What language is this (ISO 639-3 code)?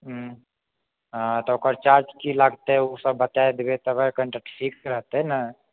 mai